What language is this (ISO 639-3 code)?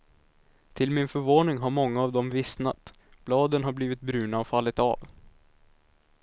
swe